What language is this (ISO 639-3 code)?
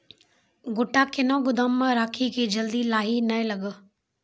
mai